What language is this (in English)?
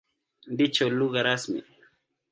Swahili